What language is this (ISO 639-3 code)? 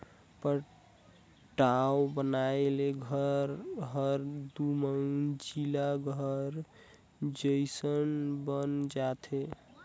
hne